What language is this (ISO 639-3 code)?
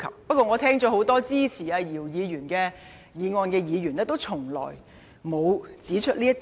yue